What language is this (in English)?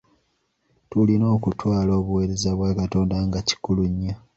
Ganda